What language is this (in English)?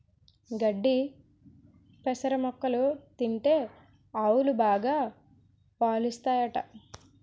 Telugu